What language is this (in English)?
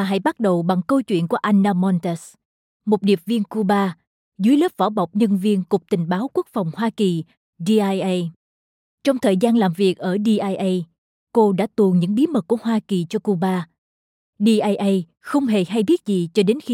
Vietnamese